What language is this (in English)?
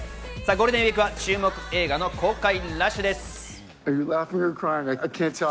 Japanese